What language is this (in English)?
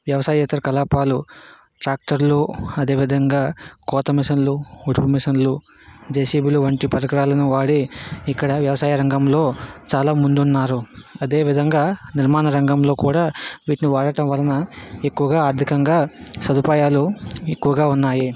Telugu